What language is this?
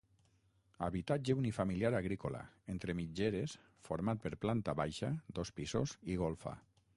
Catalan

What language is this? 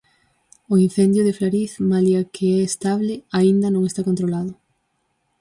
Galician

